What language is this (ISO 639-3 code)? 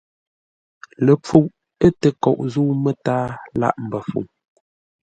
nla